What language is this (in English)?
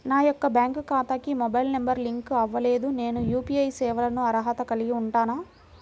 Telugu